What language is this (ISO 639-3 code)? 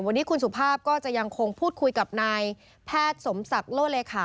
tha